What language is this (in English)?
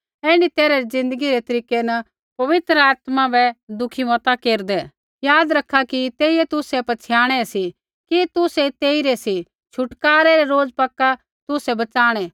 Kullu Pahari